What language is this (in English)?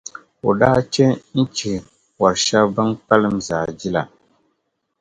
Dagbani